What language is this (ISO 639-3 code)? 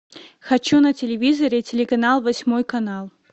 rus